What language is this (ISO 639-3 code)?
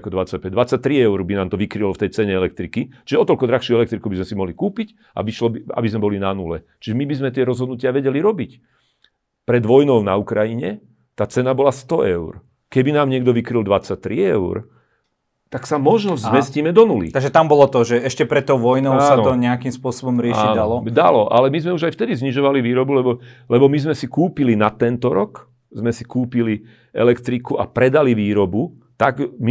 slk